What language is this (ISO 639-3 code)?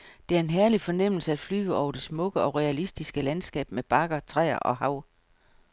dan